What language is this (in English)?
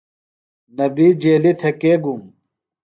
Phalura